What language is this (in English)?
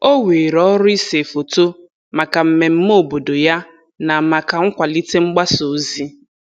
Igbo